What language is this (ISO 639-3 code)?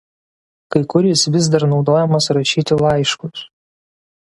lit